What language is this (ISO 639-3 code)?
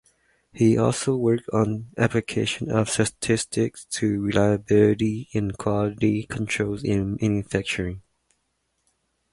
eng